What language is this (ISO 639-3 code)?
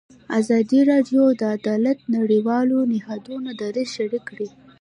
pus